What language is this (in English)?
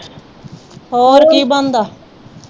Punjabi